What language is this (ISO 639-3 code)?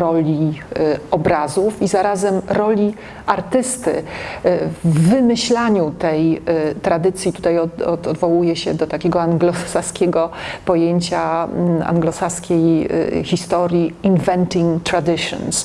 pol